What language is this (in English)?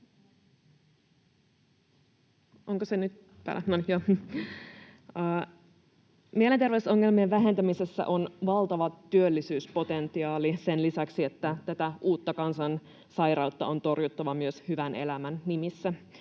Finnish